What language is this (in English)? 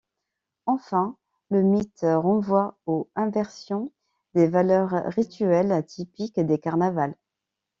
French